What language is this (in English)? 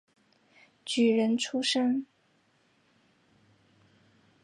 Chinese